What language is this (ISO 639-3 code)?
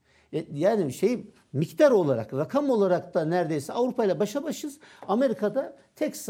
tur